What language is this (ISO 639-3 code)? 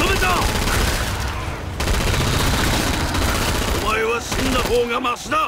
jpn